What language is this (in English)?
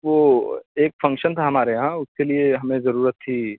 Urdu